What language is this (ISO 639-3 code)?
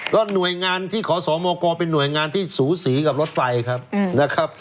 tha